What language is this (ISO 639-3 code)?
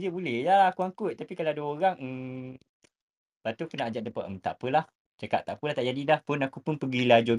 msa